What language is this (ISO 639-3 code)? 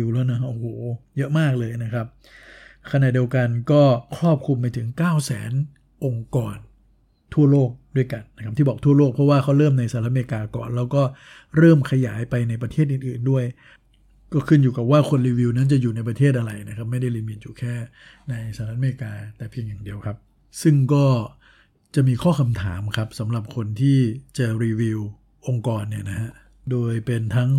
tha